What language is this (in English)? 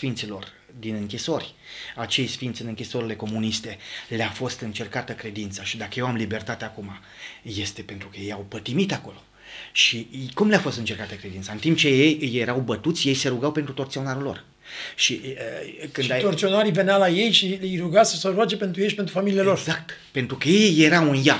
Romanian